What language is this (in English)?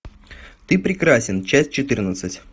Russian